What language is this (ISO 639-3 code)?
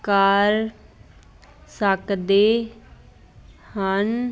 pan